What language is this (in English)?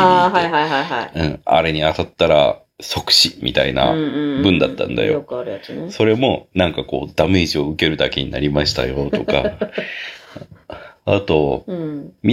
Japanese